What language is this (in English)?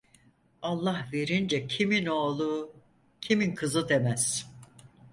Turkish